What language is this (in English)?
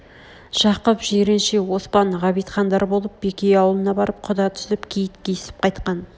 Kazakh